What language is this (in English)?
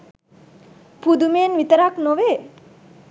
Sinhala